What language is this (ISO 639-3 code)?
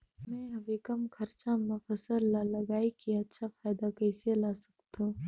hne